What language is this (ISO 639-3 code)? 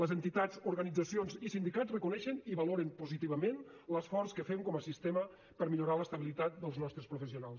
cat